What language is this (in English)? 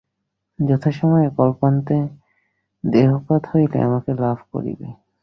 Bangla